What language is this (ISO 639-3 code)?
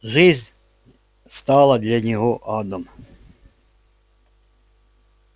rus